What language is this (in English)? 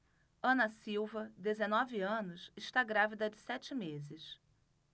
Portuguese